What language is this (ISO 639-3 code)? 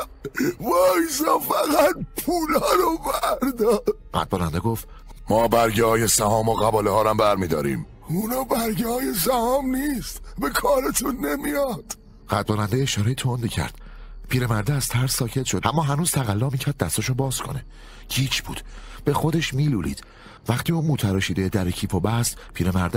fas